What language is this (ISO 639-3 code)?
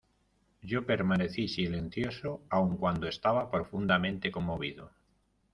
spa